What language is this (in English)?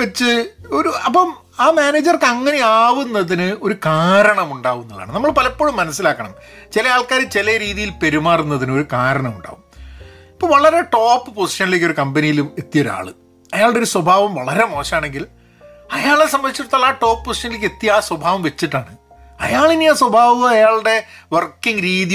Malayalam